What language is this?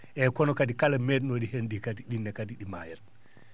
Fula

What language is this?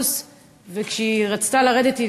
Hebrew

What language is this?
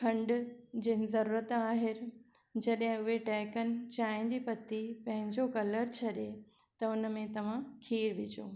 Sindhi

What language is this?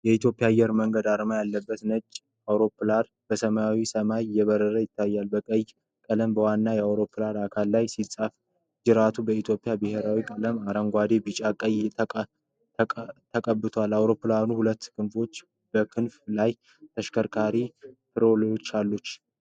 Amharic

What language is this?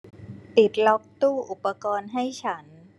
Thai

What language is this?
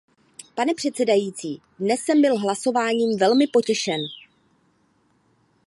Czech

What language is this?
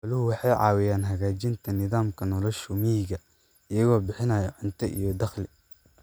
Somali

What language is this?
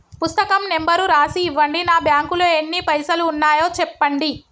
Telugu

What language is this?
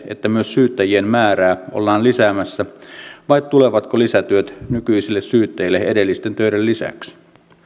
Finnish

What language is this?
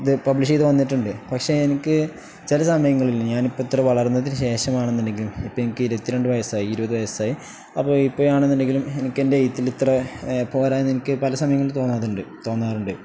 Malayalam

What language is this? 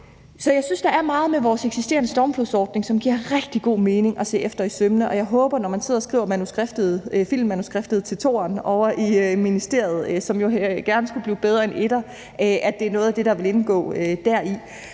Danish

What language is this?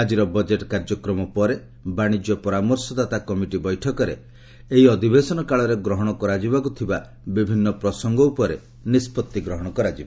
Odia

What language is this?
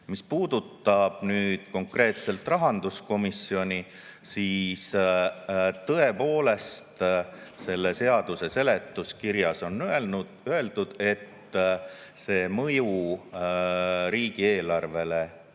Estonian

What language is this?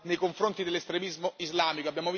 Italian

